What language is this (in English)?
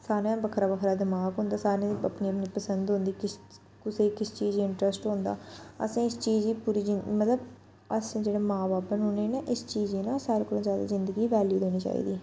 Dogri